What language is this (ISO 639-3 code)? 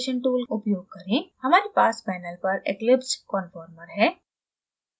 hin